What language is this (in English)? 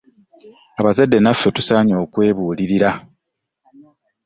Ganda